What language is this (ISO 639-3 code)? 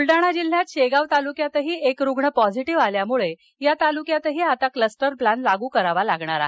mar